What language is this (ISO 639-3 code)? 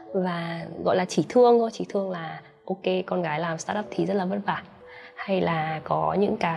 vie